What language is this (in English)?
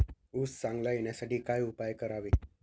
Marathi